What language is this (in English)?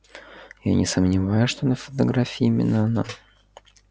Russian